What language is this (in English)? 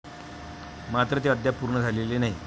Marathi